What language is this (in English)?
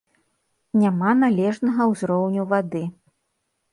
Belarusian